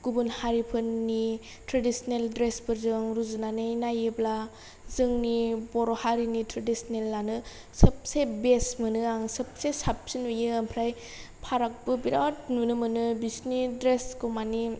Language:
Bodo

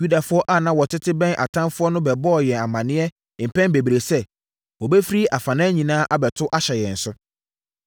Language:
Akan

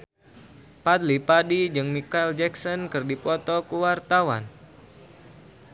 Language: Sundanese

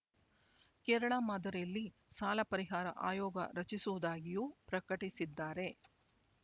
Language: Kannada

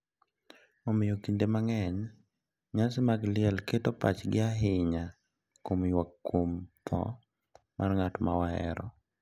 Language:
Luo (Kenya and Tanzania)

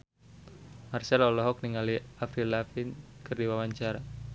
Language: Sundanese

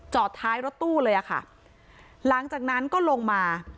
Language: Thai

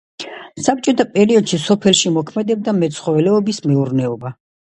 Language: Georgian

